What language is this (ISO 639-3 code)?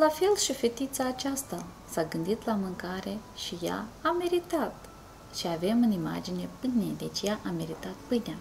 ron